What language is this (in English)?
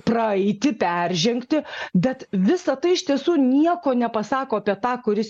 Lithuanian